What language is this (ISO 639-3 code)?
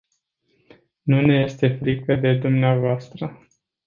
ron